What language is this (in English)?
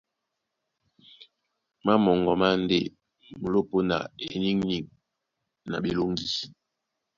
Duala